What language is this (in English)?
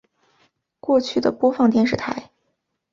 Chinese